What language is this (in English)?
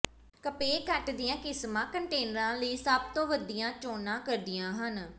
Punjabi